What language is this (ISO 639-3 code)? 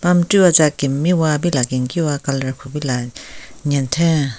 nre